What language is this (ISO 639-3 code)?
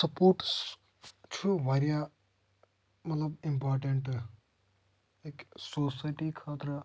kas